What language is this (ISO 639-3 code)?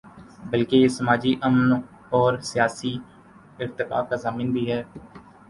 urd